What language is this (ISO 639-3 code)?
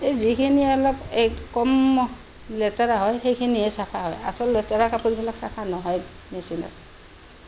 asm